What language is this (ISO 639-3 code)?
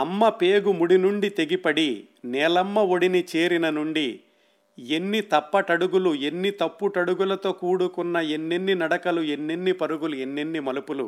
tel